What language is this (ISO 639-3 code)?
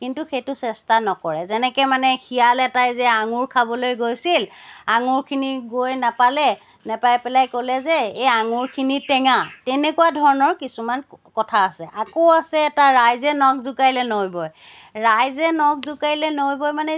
asm